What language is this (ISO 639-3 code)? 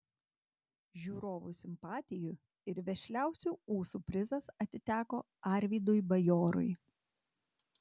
lit